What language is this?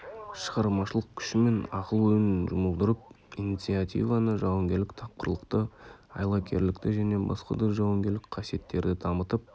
Kazakh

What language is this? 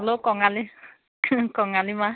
Assamese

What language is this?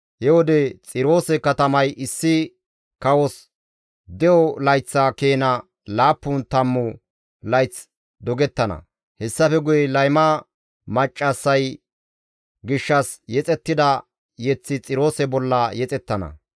Gamo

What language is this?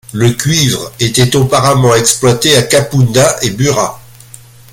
French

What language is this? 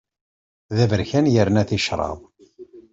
Kabyle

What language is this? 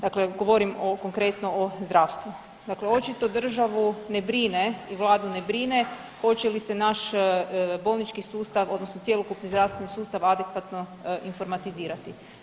Croatian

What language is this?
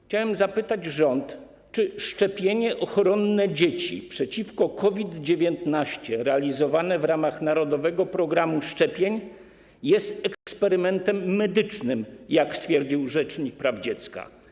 Polish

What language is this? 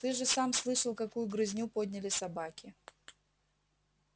Russian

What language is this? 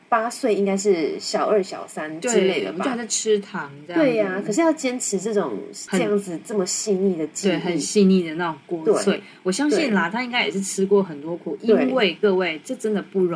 Chinese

